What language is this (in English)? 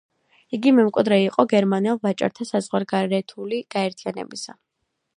Georgian